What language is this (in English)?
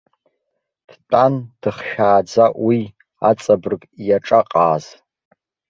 Abkhazian